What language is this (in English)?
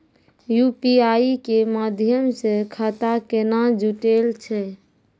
Maithili